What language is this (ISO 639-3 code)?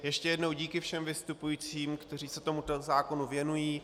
ces